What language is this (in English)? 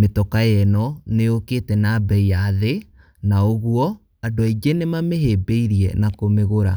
Kikuyu